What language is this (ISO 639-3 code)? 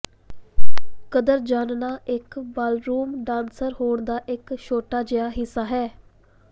pan